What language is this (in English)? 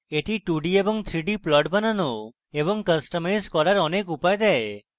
Bangla